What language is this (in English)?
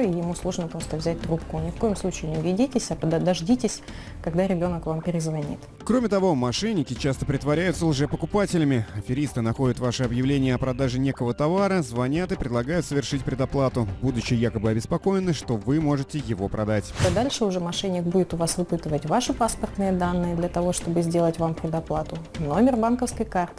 Russian